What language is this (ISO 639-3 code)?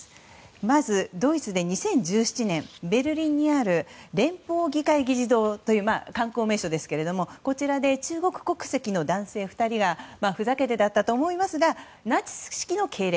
jpn